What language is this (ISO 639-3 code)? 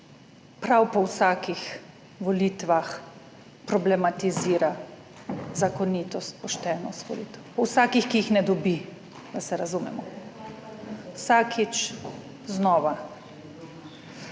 slv